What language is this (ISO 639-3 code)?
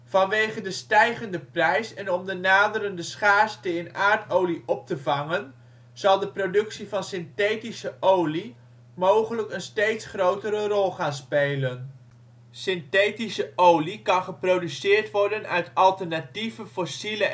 nld